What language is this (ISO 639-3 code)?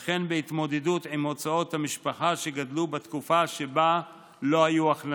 heb